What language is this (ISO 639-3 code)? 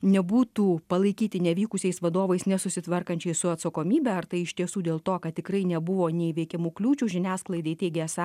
lit